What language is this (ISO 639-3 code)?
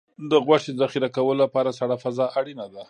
pus